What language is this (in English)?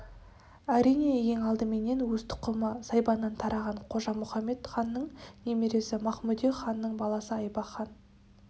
Kazakh